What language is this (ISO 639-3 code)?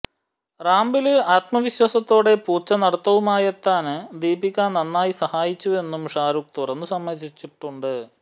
mal